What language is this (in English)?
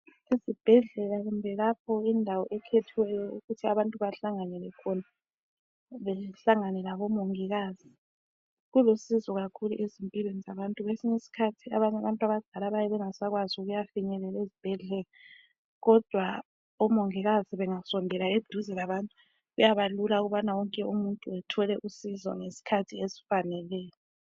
North Ndebele